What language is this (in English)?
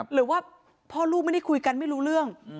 Thai